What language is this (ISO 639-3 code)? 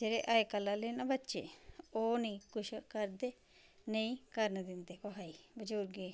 doi